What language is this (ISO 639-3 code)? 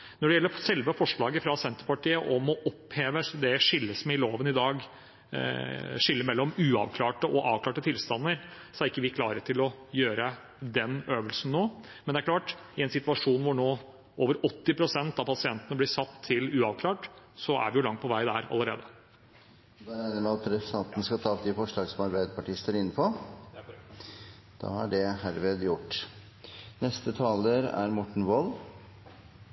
nor